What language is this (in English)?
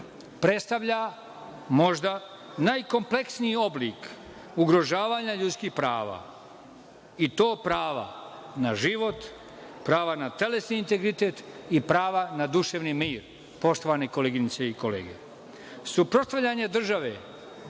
Serbian